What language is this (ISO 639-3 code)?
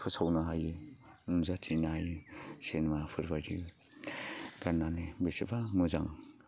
brx